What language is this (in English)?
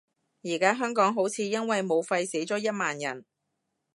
Cantonese